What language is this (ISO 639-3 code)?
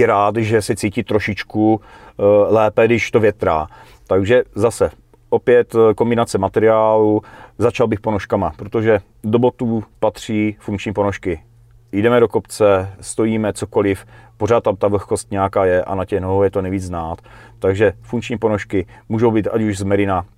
ces